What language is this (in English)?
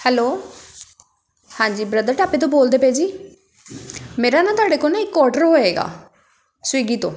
Punjabi